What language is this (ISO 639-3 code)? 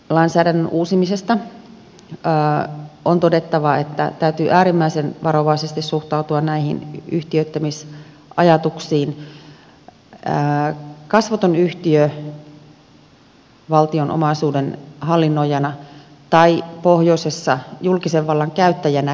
fin